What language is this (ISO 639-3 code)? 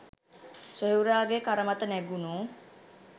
sin